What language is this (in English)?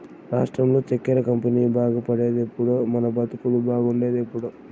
Telugu